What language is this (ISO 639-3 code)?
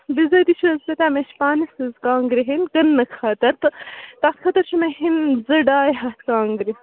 kas